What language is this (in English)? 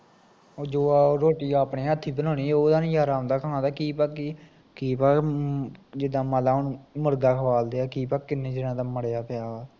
Punjabi